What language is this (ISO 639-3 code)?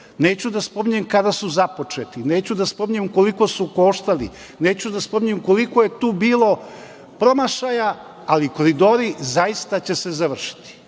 srp